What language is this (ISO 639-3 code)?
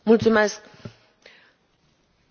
ron